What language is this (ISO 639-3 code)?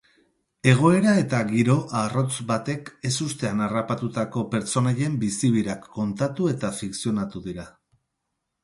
eus